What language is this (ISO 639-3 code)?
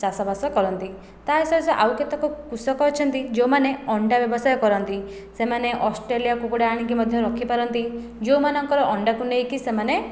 ori